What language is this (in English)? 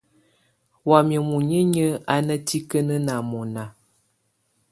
Tunen